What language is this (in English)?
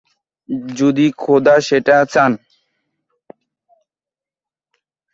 Bangla